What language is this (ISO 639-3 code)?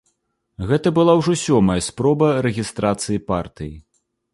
bel